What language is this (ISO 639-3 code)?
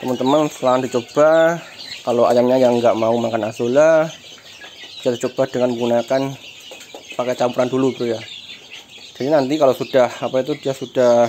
ind